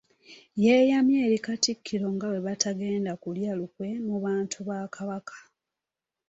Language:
Ganda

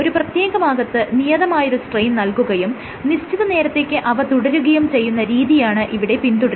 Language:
Malayalam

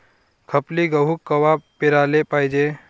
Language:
Marathi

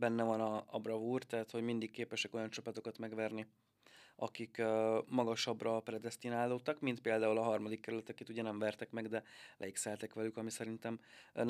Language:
Hungarian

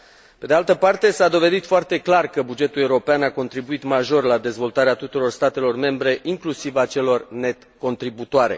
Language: Romanian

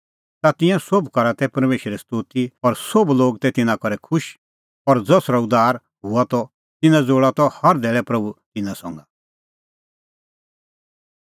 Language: Kullu Pahari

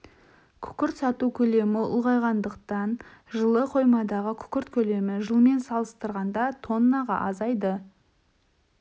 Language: Kazakh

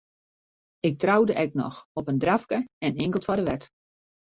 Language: Western Frisian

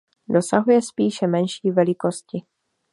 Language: Czech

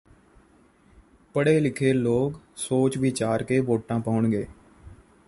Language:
Punjabi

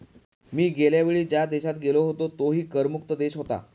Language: Marathi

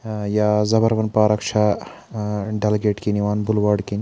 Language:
Kashmiri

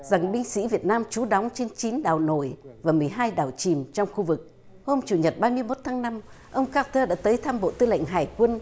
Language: Vietnamese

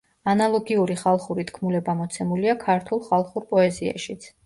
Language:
Georgian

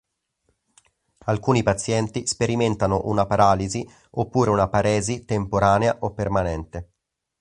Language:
Italian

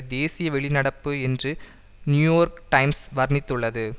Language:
Tamil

